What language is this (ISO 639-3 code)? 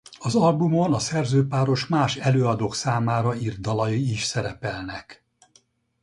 hun